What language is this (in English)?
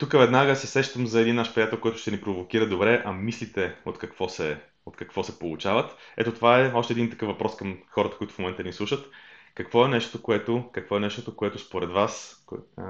Bulgarian